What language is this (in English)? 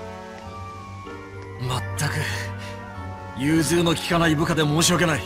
Japanese